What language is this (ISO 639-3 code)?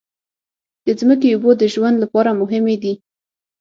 pus